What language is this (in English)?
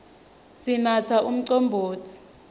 Swati